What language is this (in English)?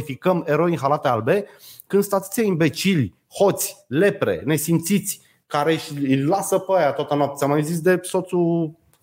Romanian